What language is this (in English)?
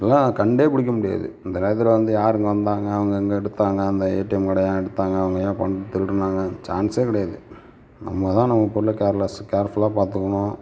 Tamil